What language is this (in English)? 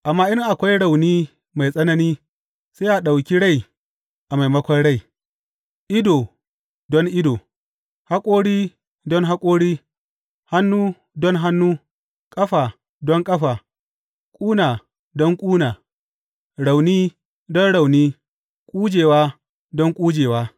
Hausa